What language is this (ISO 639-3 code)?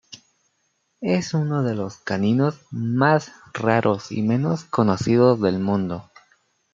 spa